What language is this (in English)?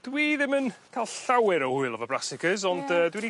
Welsh